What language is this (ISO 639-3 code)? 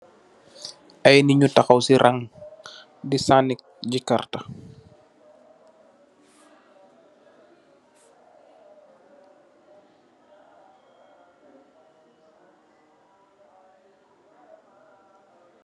wol